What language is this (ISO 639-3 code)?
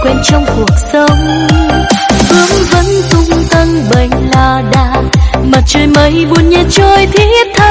vie